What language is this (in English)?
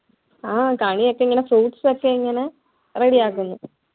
Malayalam